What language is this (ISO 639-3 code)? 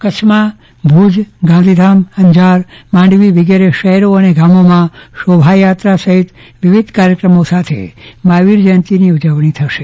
guj